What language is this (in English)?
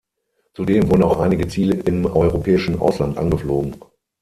German